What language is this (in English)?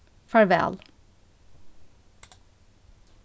Faroese